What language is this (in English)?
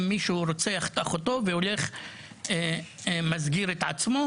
Hebrew